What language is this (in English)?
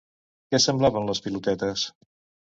Catalan